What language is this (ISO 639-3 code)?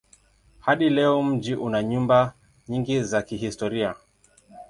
swa